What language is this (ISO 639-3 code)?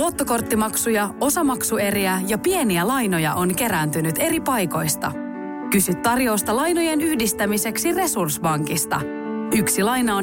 fin